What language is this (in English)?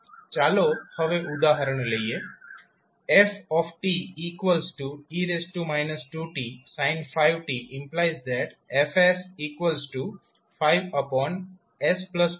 Gujarati